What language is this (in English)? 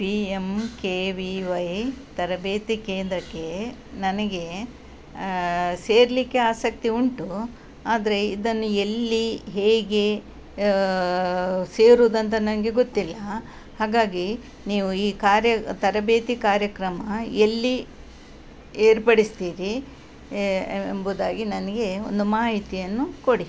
Kannada